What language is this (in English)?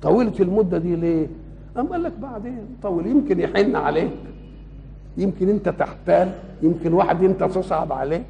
Arabic